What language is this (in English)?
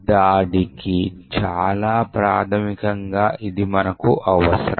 Telugu